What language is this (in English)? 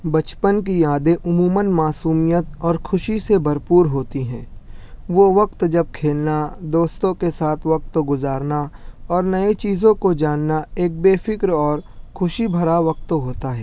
Urdu